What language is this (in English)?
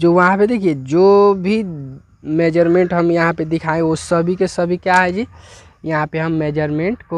Hindi